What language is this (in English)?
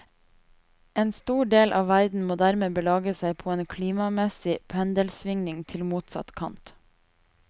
Norwegian